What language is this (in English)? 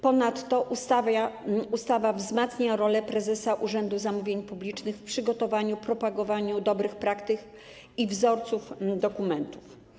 Polish